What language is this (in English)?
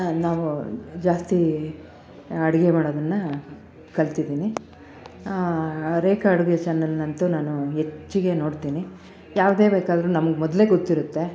Kannada